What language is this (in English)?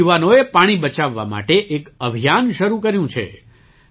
Gujarati